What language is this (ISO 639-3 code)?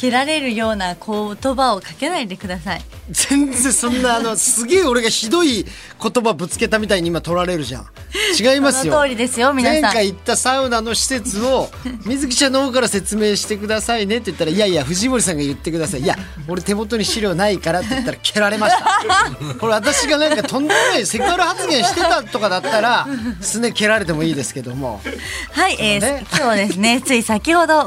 jpn